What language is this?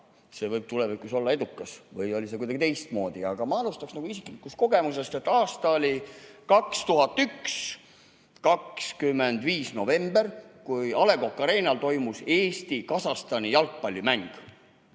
Estonian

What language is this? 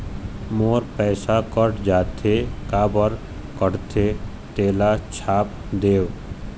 Chhattisgarhi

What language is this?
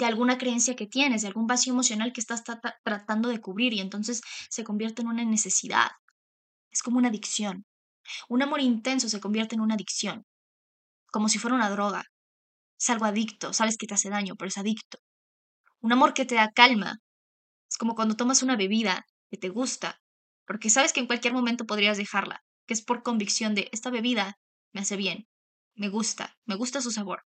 Spanish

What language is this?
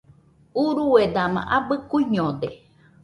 Nüpode Huitoto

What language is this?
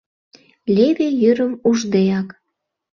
Mari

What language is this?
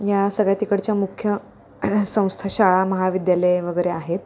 Marathi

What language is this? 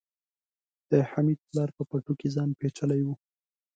Pashto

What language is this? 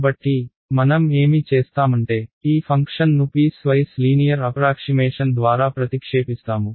Telugu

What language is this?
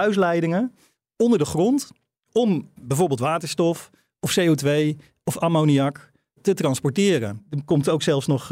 Dutch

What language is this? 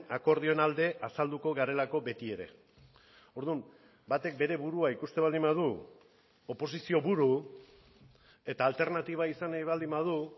Basque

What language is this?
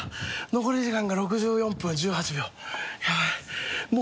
Japanese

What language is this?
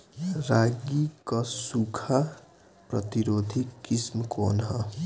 Bhojpuri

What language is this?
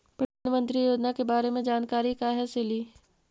Magahi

